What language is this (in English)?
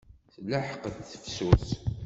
Kabyle